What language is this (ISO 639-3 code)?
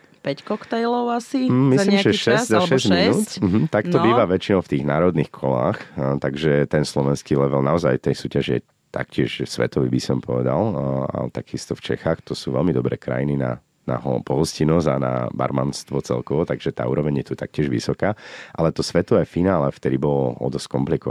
slk